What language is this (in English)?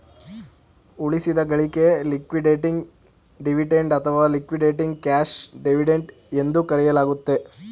Kannada